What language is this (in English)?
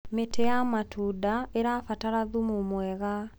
Kikuyu